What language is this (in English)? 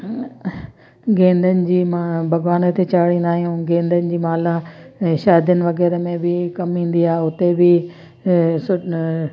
Sindhi